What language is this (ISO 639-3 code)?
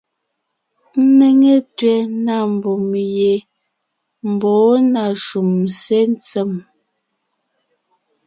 nnh